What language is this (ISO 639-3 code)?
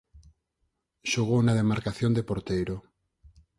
glg